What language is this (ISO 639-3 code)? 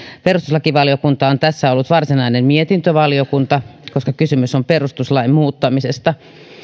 fin